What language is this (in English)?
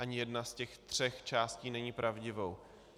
Czech